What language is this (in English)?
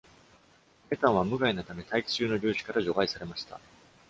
Japanese